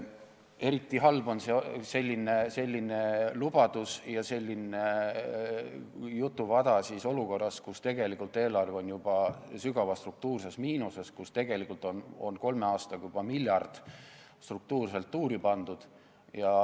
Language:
Estonian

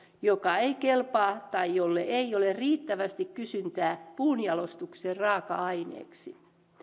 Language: Finnish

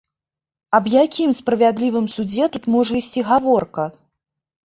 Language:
Belarusian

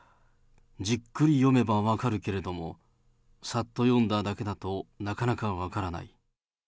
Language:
Japanese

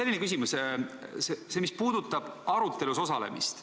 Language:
Estonian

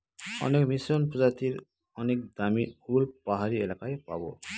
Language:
Bangla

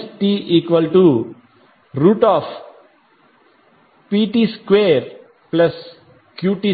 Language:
Telugu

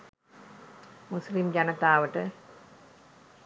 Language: Sinhala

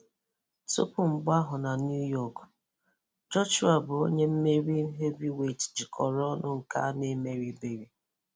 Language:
Igbo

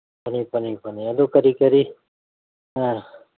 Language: Manipuri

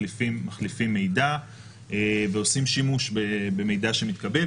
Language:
Hebrew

